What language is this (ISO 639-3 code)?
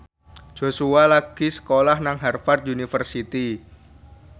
jav